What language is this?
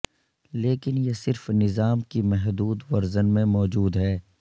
Urdu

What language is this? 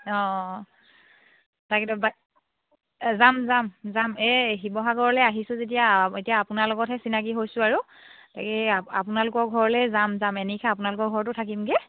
Assamese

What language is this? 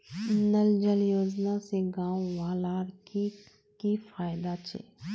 Magahi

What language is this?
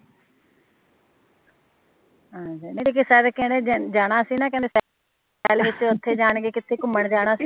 Punjabi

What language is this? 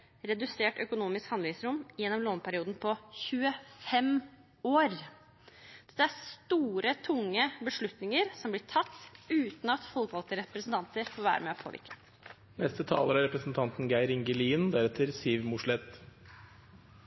Norwegian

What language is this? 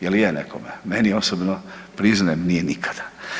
Croatian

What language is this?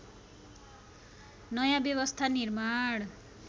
Nepali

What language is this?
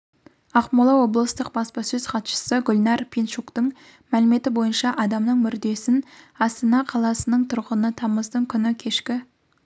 Kazakh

